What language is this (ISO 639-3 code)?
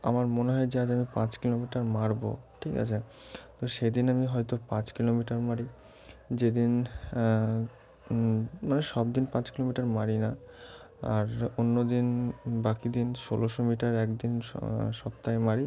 ben